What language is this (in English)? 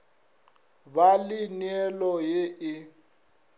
Northern Sotho